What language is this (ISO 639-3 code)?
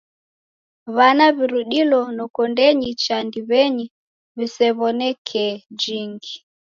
dav